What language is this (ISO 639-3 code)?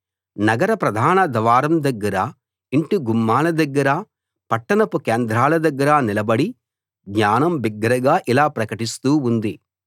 tel